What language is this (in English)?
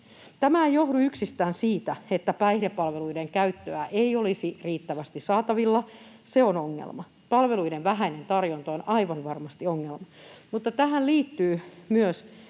Finnish